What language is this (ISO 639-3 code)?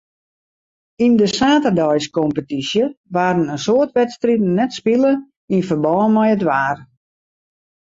fry